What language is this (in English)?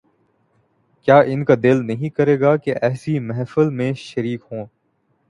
Urdu